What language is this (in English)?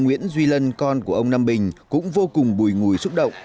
Vietnamese